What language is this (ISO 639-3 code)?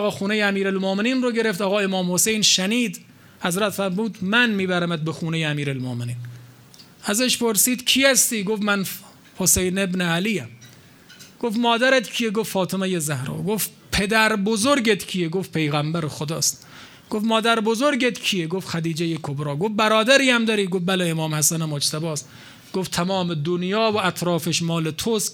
fas